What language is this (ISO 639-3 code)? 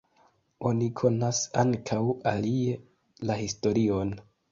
epo